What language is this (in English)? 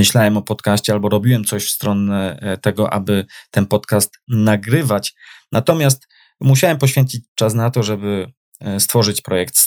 Polish